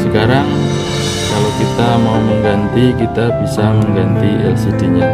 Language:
Indonesian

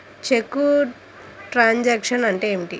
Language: Telugu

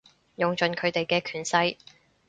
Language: Cantonese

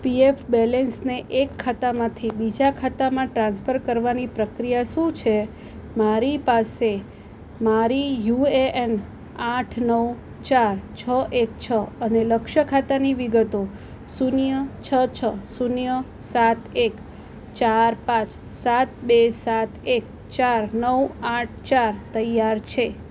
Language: Gujarati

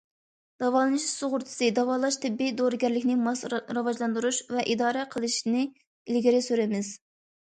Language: Uyghur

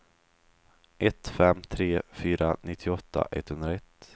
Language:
Swedish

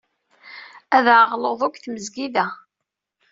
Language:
Kabyle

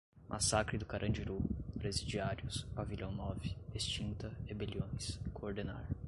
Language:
Portuguese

